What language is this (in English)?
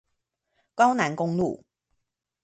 Chinese